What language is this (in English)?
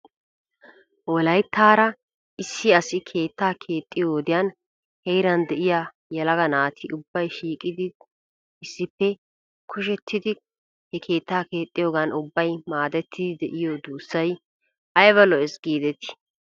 Wolaytta